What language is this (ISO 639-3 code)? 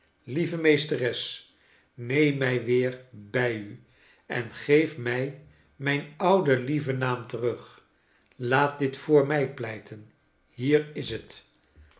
nld